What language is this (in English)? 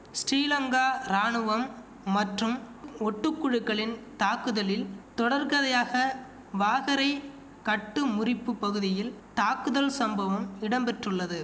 Tamil